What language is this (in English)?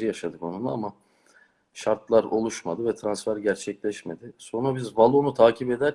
Turkish